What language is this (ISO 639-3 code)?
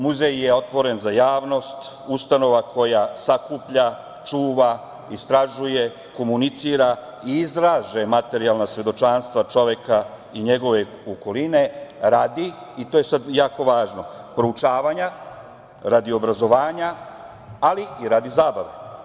srp